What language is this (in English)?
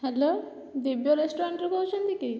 Odia